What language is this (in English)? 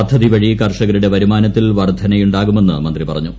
Malayalam